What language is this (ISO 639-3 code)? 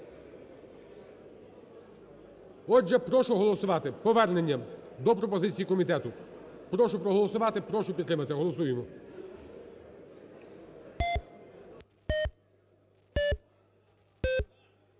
ukr